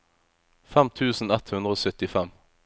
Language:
Norwegian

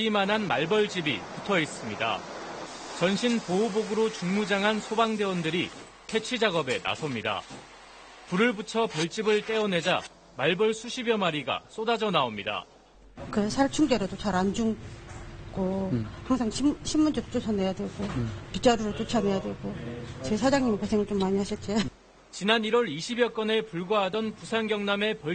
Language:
Korean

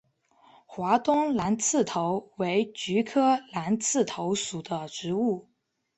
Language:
Chinese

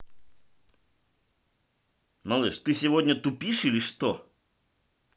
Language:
Russian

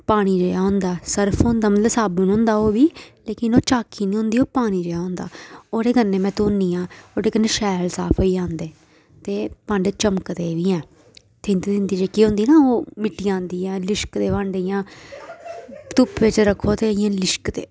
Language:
Dogri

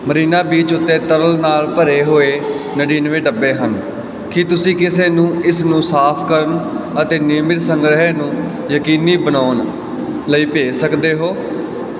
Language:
Punjabi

